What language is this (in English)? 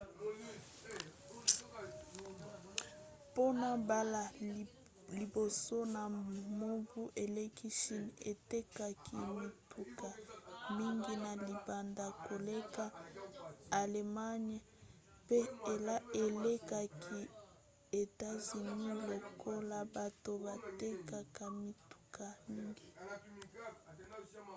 Lingala